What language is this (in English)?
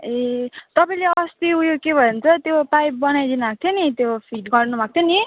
Nepali